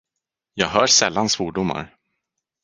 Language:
Swedish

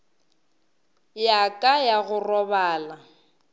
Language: Northern Sotho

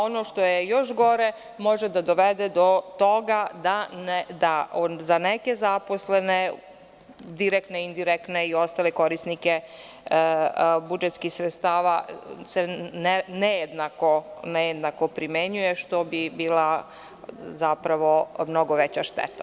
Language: Serbian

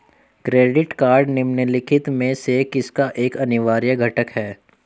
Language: Hindi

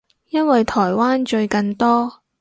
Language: Cantonese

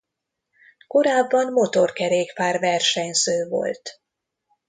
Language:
Hungarian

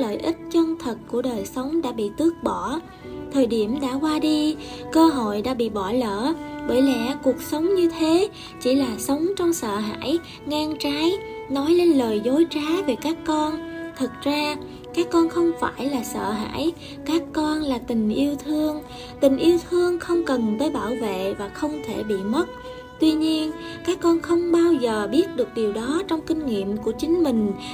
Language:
Vietnamese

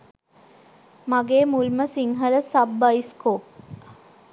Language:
Sinhala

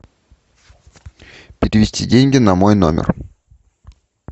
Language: Russian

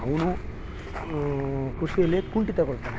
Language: Kannada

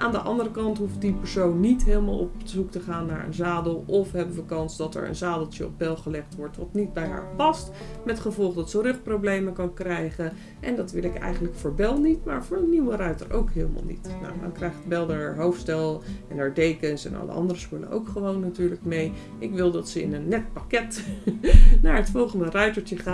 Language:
Dutch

